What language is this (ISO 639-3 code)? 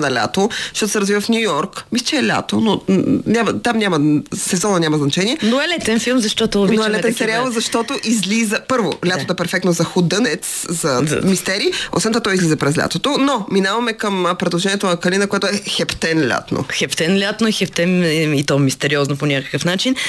bul